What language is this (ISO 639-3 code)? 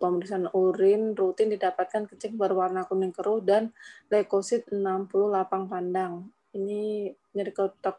ind